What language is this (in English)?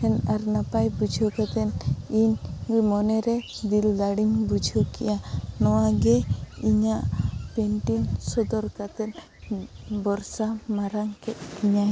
Santali